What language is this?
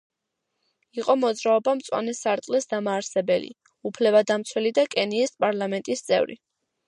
Georgian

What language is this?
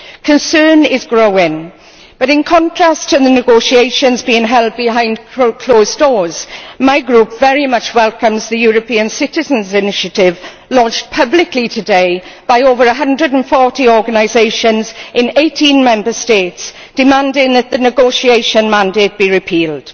English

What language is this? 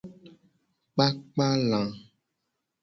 Gen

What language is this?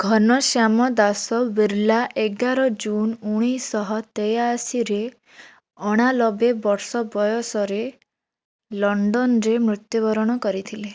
Odia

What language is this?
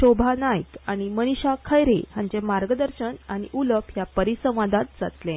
Konkani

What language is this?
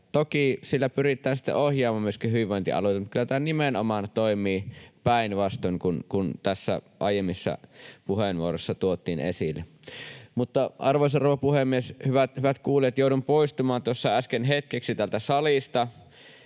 Finnish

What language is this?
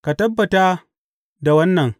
Hausa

